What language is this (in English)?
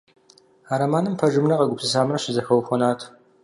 Kabardian